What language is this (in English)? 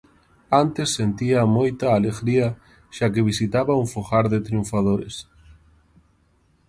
Galician